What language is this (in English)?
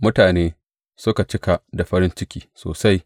Hausa